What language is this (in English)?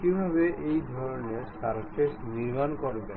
Bangla